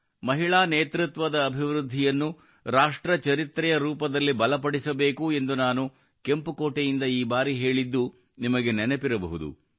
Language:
Kannada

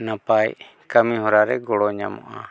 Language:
Santali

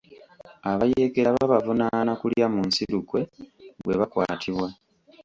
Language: Ganda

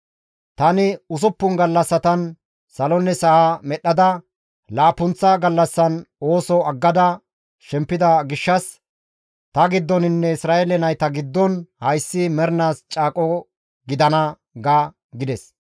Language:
Gamo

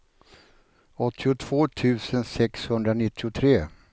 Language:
Swedish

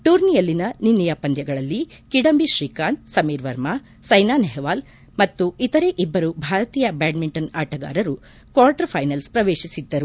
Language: Kannada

